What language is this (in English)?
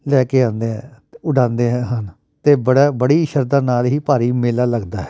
Punjabi